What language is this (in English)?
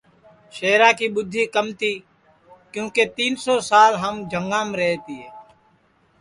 Sansi